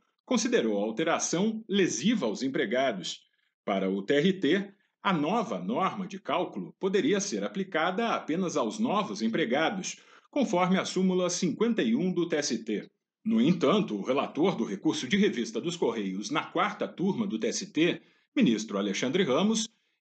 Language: Portuguese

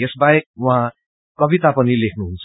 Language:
Nepali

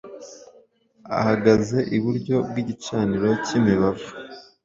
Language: Kinyarwanda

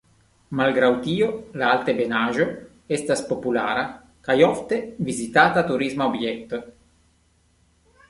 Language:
Esperanto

